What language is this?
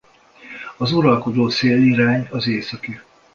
Hungarian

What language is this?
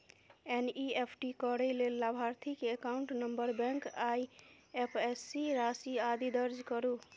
Maithili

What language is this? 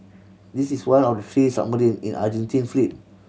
English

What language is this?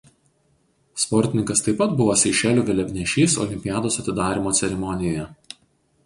Lithuanian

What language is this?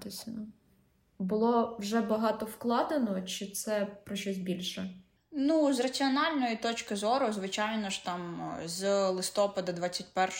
Ukrainian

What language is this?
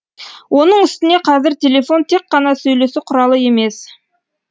Kazakh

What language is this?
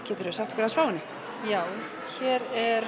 Icelandic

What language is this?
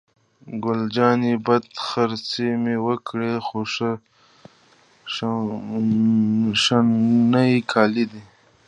Pashto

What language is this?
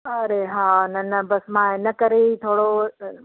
Sindhi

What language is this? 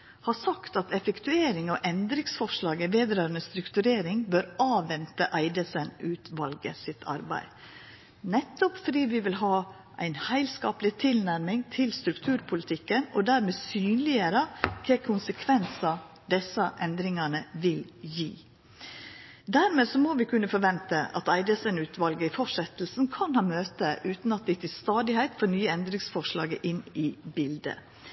Norwegian Nynorsk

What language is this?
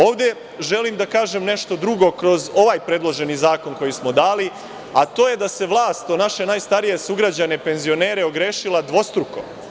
Serbian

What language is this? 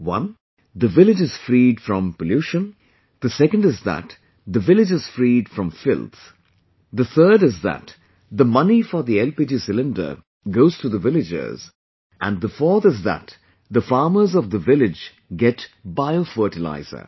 English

